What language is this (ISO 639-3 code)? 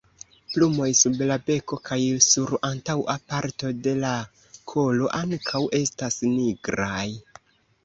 epo